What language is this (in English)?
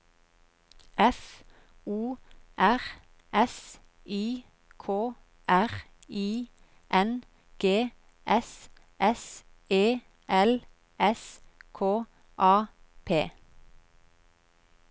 Norwegian